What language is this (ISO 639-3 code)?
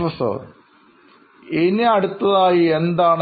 mal